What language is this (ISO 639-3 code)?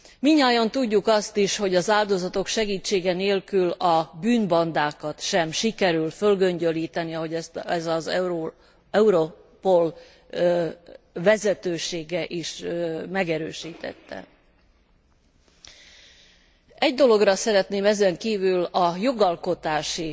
hun